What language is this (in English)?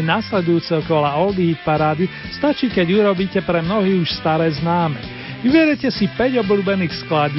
Slovak